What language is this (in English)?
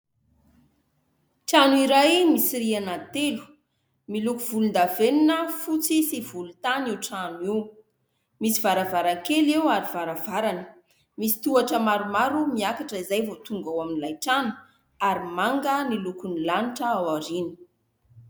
Malagasy